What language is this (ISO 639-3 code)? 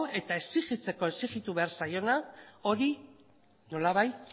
eus